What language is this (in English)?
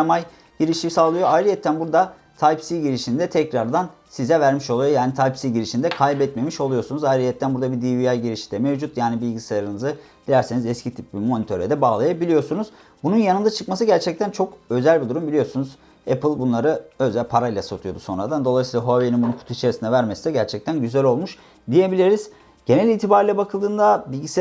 Turkish